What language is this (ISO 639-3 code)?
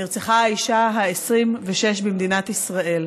heb